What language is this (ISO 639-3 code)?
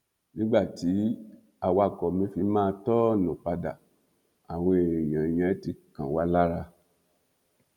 yor